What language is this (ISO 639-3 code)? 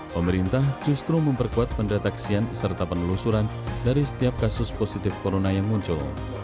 ind